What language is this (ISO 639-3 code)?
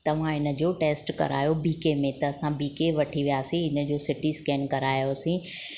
snd